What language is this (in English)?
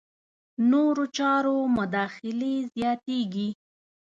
Pashto